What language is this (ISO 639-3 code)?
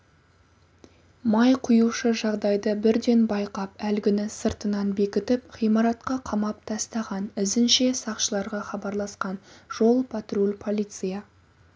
kaz